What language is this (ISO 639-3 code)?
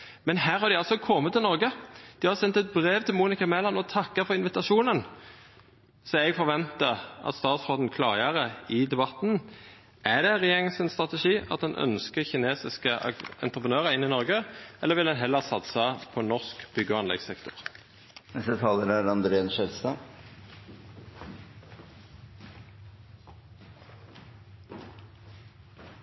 nno